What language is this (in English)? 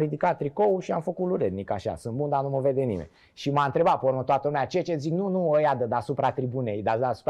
Romanian